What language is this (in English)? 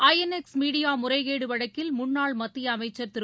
Tamil